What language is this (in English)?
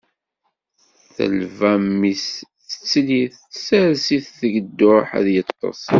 Kabyle